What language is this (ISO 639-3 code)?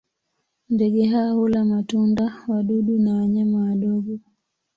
swa